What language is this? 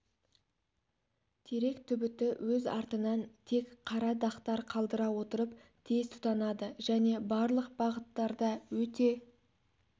Kazakh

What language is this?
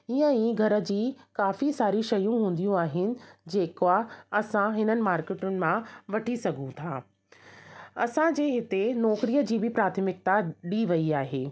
Sindhi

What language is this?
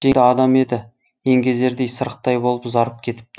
Kazakh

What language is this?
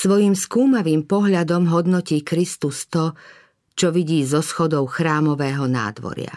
Slovak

